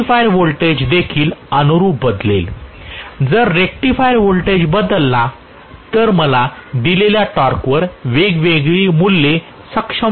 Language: Marathi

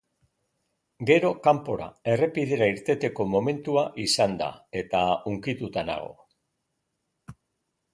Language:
Basque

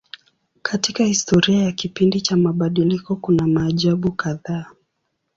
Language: Swahili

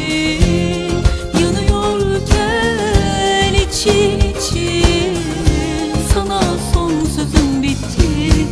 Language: Turkish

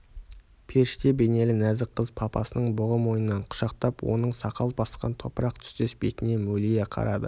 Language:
Kazakh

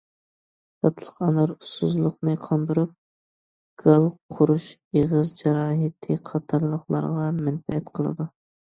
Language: Uyghur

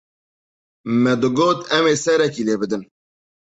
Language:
Kurdish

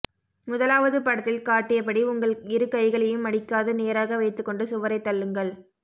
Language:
Tamil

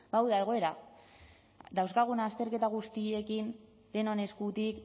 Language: Basque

